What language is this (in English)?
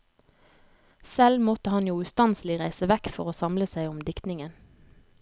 Norwegian